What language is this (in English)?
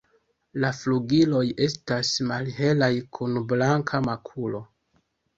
Esperanto